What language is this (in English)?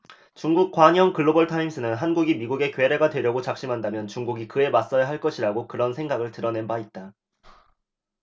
Korean